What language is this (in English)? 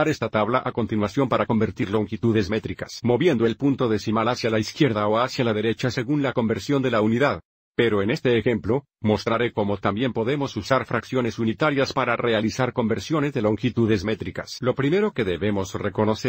Spanish